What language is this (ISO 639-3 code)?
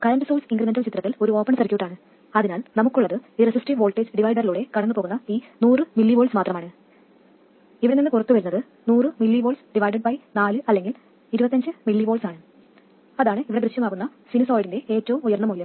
mal